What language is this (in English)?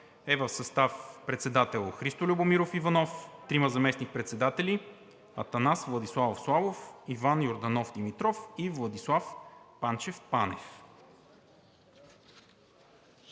Bulgarian